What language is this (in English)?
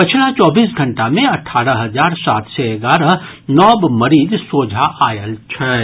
Maithili